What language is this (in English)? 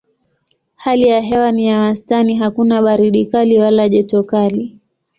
Swahili